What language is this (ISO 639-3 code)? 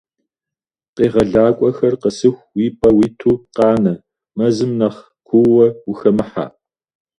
kbd